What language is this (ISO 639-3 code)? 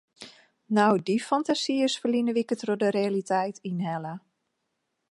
fry